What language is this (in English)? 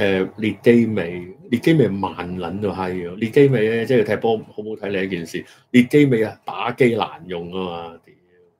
Chinese